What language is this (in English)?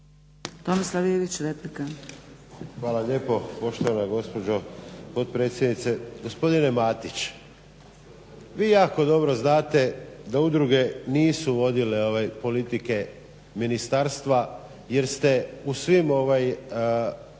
Croatian